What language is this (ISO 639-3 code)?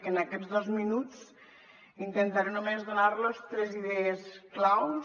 cat